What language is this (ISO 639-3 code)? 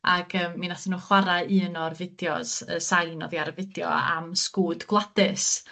cym